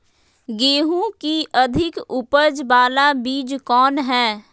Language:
Magahi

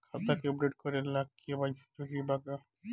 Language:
Bhojpuri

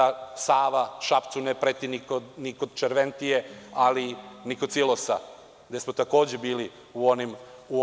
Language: Serbian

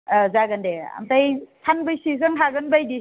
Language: Bodo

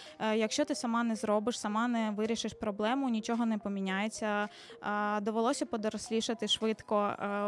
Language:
Ukrainian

